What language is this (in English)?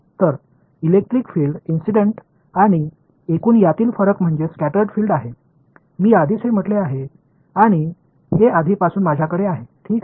Marathi